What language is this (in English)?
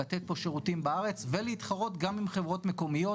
Hebrew